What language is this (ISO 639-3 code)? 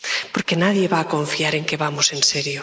spa